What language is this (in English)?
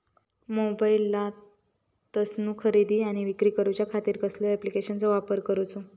Marathi